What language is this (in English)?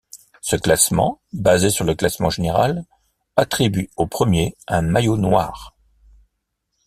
French